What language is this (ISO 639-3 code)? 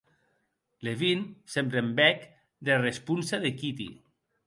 oci